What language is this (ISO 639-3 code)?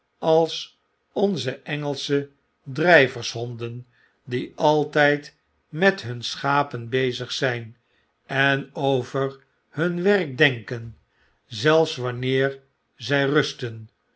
nld